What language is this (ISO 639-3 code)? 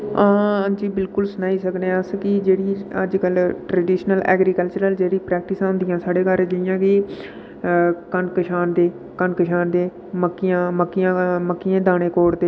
doi